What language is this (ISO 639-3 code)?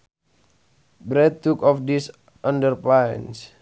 sun